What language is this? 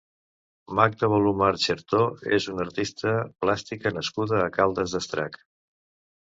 Catalan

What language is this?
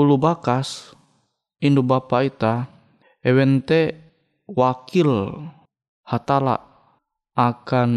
Indonesian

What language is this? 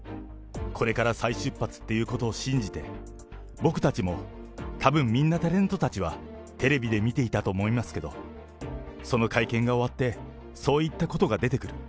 Japanese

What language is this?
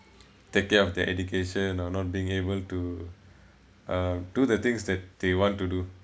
English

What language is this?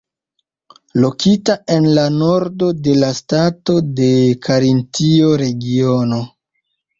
Esperanto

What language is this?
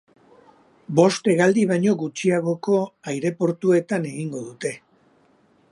Basque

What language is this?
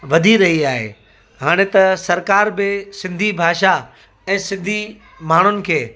Sindhi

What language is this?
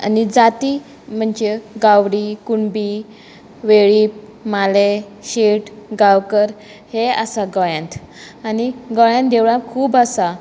Konkani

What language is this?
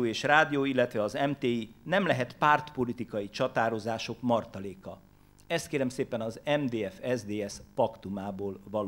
Hungarian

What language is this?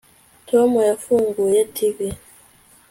Kinyarwanda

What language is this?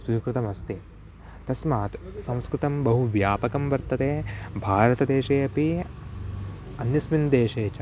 Sanskrit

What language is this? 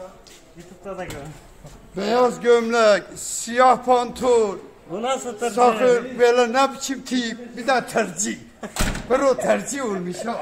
Turkish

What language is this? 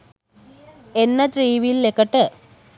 Sinhala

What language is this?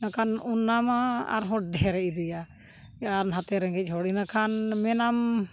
Santali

